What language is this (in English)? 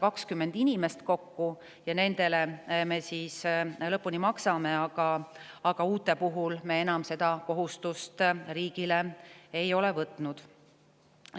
Estonian